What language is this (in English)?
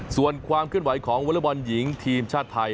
Thai